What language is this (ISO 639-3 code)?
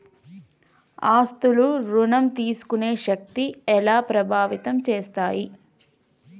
tel